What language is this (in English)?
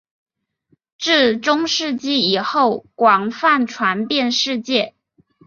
Chinese